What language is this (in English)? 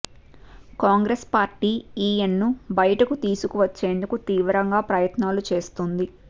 Telugu